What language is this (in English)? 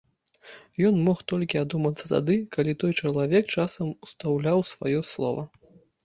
Belarusian